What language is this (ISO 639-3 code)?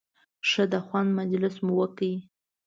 pus